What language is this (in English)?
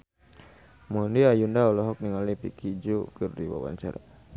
Sundanese